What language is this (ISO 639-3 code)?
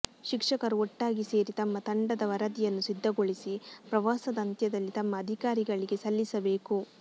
kan